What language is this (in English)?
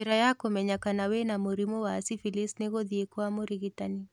Kikuyu